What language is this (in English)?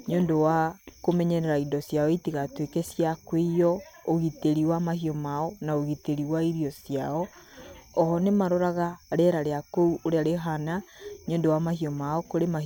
Kikuyu